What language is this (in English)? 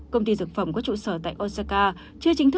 Vietnamese